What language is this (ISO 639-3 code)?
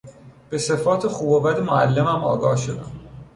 fas